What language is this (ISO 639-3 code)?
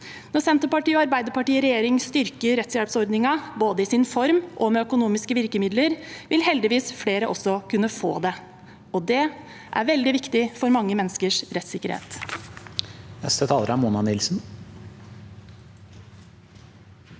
nor